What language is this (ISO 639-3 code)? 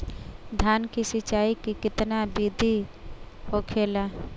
bho